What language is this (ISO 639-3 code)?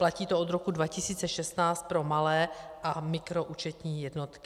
ces